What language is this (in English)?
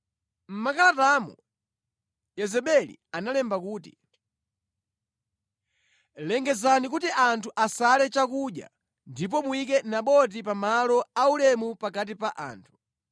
Nyanja